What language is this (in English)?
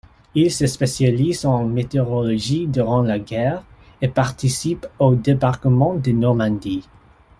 French